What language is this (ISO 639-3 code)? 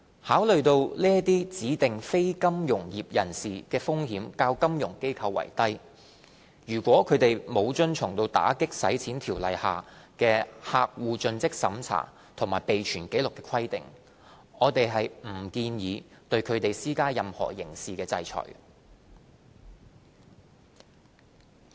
yue